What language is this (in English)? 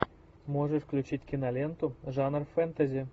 Russian